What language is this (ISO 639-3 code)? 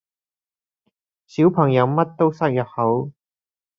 yue